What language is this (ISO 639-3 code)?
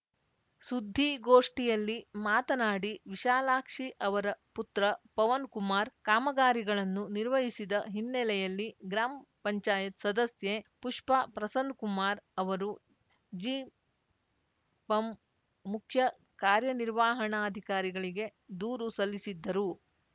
kan